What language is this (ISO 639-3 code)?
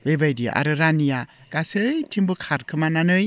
brx